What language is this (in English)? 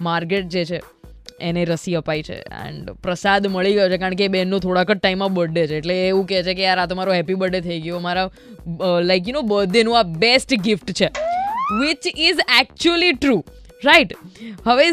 Hindi